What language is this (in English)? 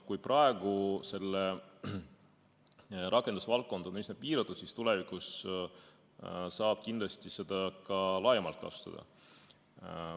Estonian